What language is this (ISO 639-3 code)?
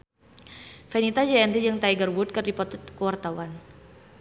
sun